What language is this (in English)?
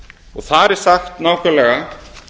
Icelandic